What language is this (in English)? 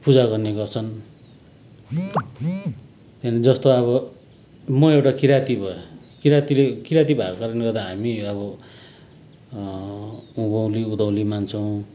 Nepali